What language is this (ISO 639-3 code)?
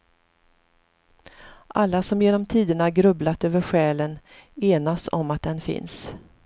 swe